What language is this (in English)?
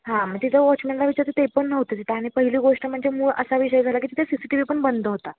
Marathi